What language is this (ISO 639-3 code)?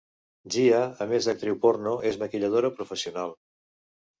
cat